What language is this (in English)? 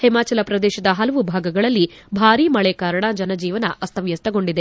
Kannada